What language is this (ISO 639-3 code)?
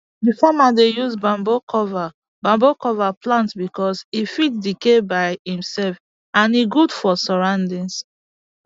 pcm